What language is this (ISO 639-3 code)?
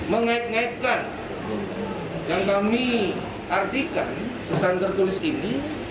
ind